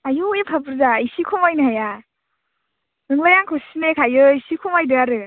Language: Bodo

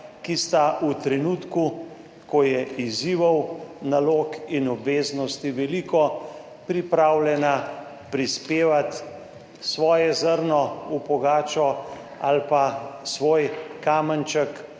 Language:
Slovenian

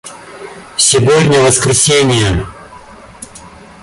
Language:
Russian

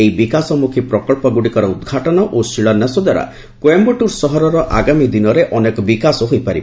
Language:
Odia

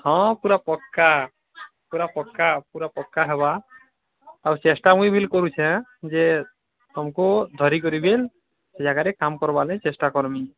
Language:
Odia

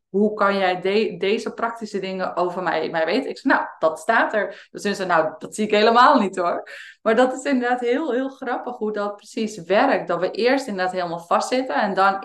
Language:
Dutch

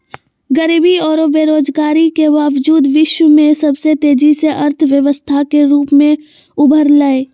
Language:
Magahi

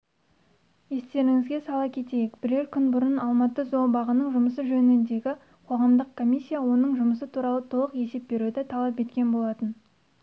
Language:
Kazakh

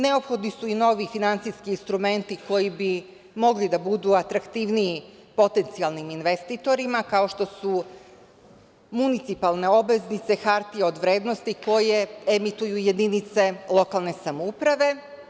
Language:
Serbian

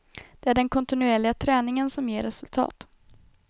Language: Swedish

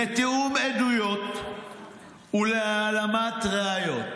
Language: Hebrew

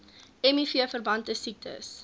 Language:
Afrikaans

